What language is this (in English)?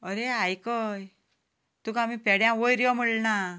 Konkani